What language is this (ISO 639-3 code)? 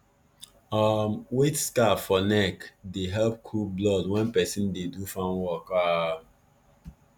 pcm